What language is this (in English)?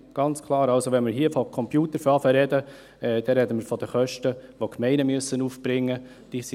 Swiss German